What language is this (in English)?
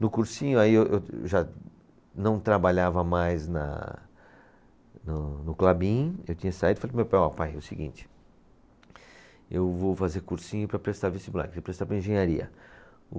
Portuguese